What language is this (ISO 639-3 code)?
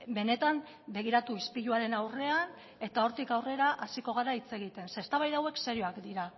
eus